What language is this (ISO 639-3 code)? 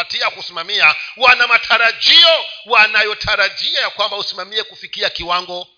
swa